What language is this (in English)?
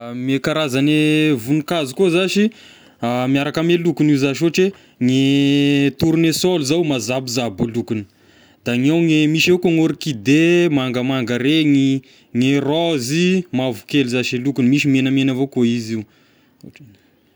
Tesaka Malagasy